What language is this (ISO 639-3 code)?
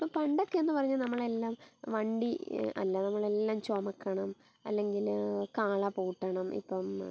mal